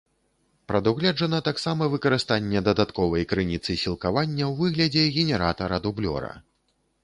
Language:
Belarusian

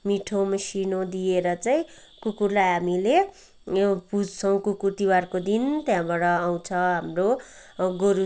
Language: Nepali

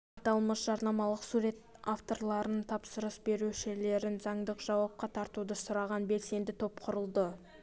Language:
Kazakh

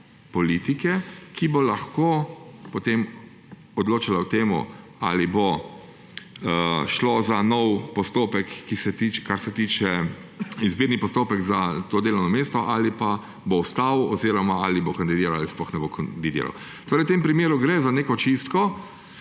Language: Slovenian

